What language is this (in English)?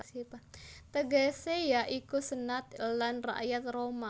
Javanese